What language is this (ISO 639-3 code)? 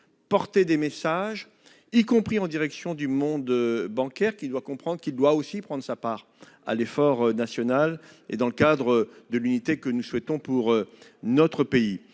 fra